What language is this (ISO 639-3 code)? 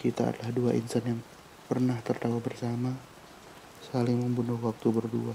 ind